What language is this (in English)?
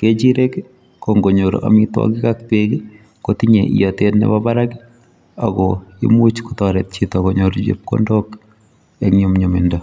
Kalenjin